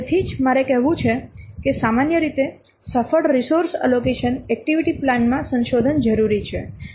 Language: Gujarati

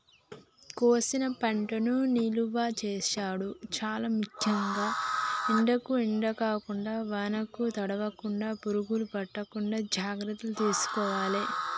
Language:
Telugu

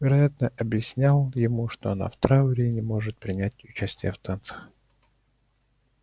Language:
Russian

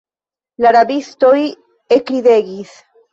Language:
Esperanto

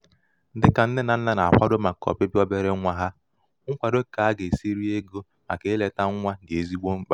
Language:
Igbo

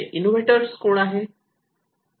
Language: Marathi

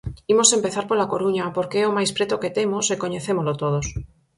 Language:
Galician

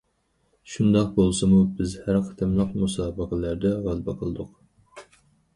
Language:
Uyghur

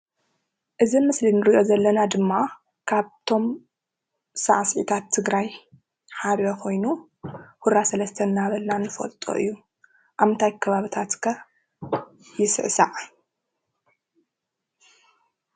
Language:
Tigrinya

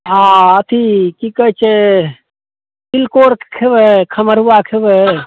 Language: Maithili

